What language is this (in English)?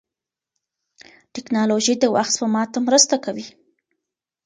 Pashto